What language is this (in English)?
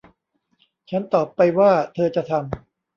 Thai